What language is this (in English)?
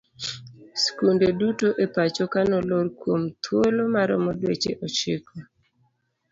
Luo (Kenya and Tanzania)